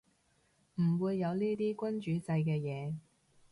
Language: Cantonese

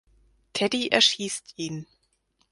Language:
German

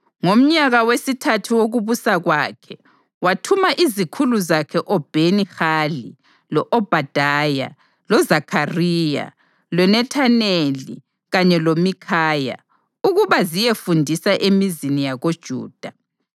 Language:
North Ndebele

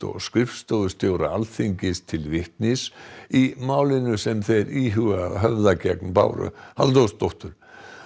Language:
Icelandic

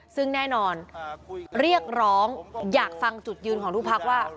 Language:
Thai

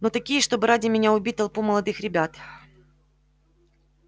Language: Russian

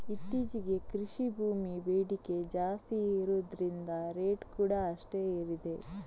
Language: Kannada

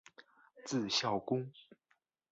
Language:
Chinese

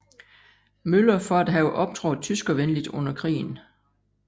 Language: Danish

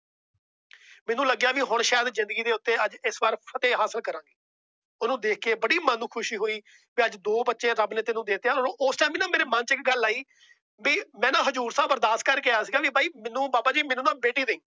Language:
Punjabi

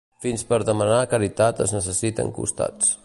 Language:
Catalan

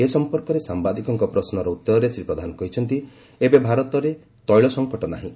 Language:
Odia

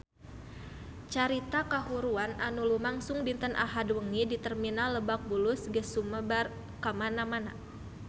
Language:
Sundanese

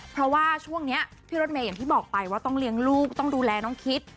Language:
Thai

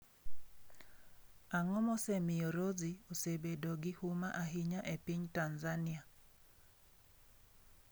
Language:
Luo (Kenya and Tanzania)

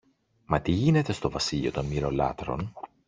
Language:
Greek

